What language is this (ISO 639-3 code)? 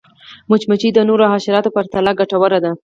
pus